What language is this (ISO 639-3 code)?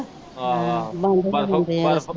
pan